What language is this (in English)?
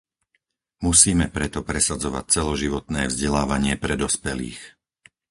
Slovak